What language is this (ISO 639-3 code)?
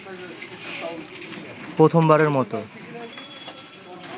ben